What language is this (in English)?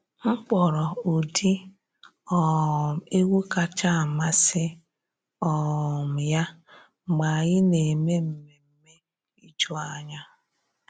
Igbo